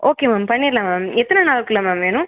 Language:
Tamil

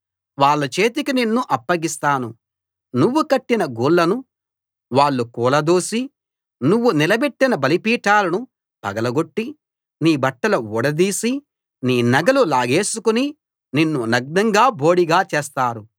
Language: Telugu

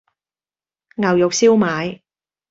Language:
Cantonese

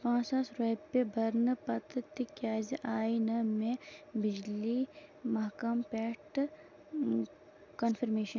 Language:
Kashmiri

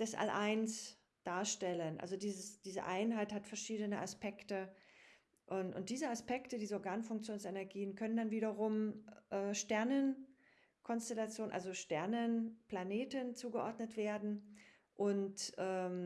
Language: German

